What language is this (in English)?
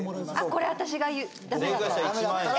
Japanese